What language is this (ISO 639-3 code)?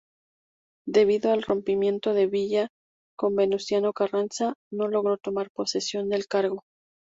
spa